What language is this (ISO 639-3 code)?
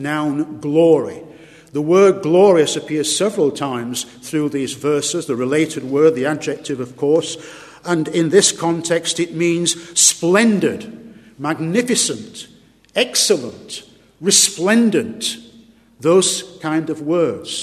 eng